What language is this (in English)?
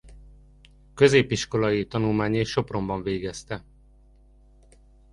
Hungarian